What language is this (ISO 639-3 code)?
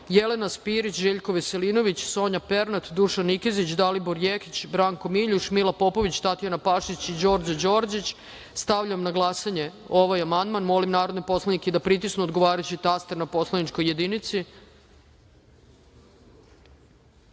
srp